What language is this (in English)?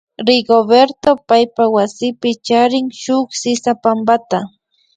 Imbabura Highland Quichua